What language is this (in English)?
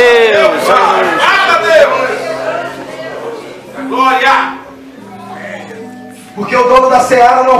Portuguese